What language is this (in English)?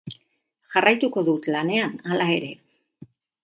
Basque